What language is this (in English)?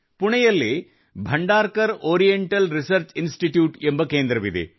Kannada